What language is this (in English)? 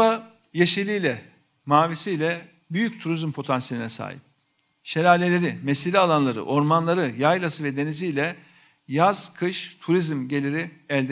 Turkish